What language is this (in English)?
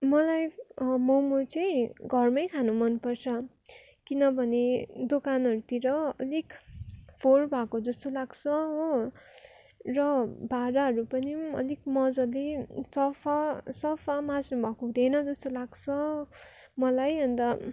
Nepali